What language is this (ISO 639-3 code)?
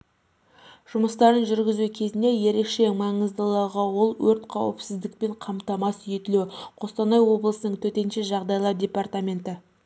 kaz